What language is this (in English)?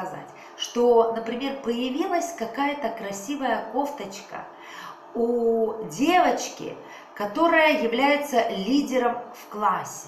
Russian